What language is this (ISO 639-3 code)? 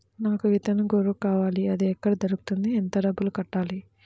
tel